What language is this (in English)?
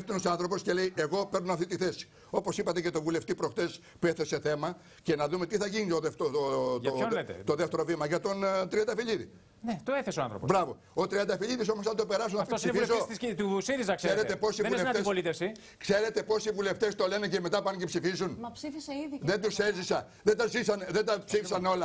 Greek